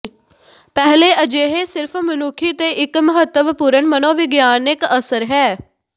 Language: Punjabi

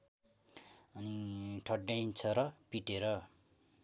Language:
Nepali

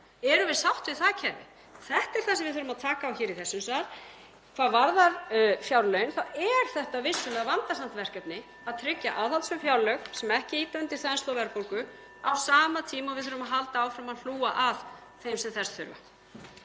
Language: Icelandic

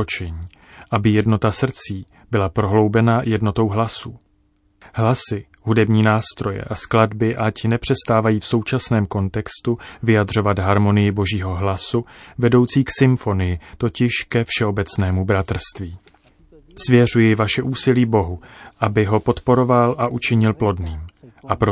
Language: Czech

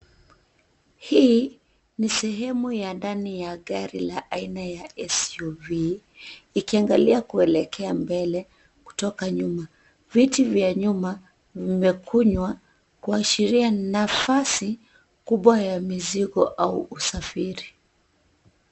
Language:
Swahili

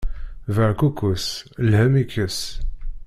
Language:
Kabyle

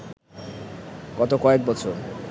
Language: Bangla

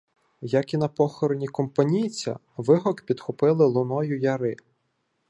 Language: Ukrainian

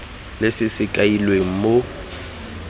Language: Tswana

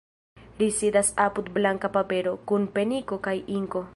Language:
Esperanto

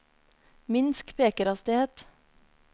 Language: Norwegian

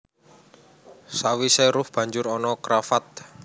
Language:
Javanese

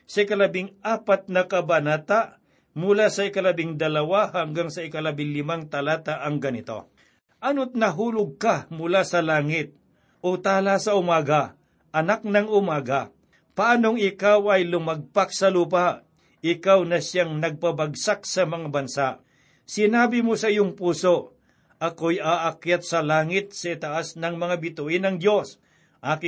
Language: Filipino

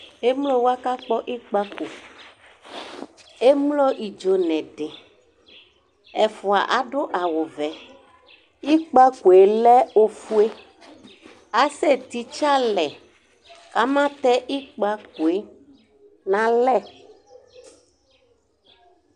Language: Ikposo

